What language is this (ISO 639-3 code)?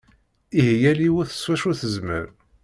kab